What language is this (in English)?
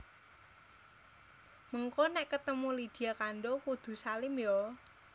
Javanese